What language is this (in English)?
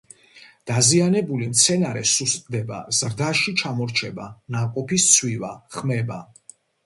Georgian